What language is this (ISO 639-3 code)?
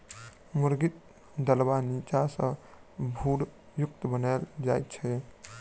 mai